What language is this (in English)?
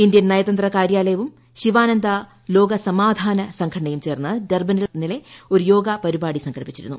Malayalam